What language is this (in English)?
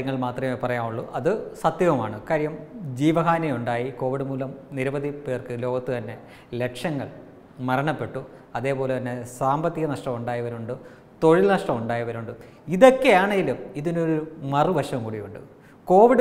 Hindi